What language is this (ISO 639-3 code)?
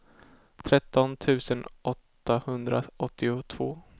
swe